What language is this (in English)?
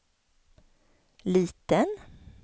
Swedish